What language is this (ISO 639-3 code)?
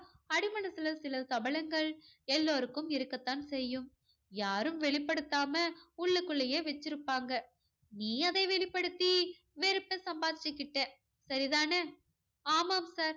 tam